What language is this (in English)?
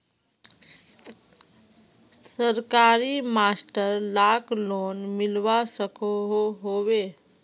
Magahi